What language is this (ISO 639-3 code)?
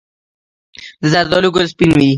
pus